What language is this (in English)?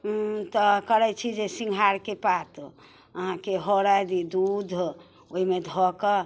Maithili